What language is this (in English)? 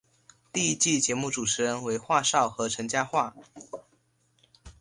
Chinese